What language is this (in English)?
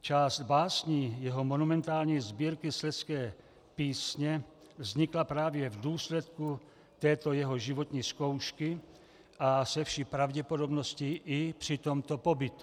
Czech